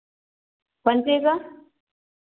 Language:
Maithili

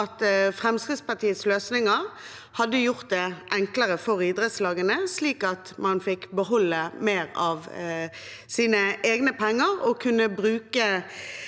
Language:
Norwegian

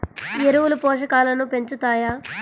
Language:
Telugu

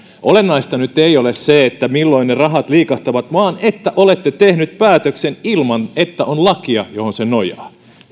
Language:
Finnish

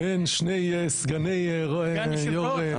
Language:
Hebrew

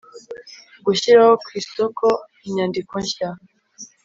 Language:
Kinyarwanda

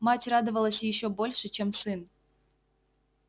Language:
Russian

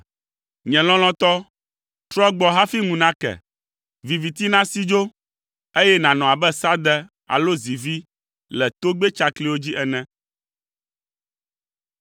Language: Ewe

